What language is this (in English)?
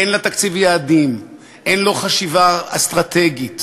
Hebrew